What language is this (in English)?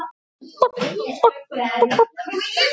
Icelandic